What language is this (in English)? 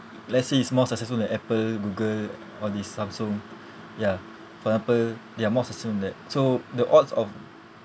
English